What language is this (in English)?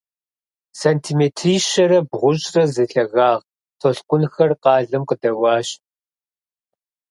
Kabardian